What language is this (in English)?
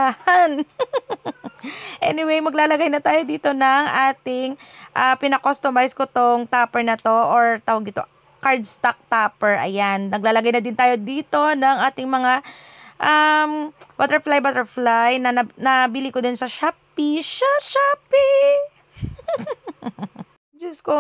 Filipino